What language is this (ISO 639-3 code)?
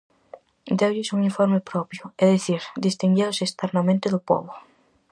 glg